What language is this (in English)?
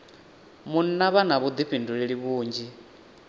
Venda